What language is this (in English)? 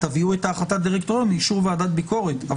Hebrew